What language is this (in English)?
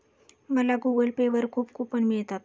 Marathi